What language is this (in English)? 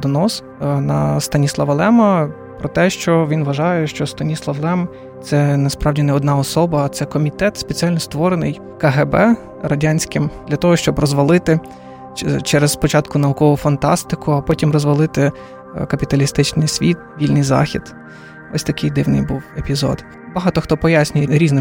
Ukrainian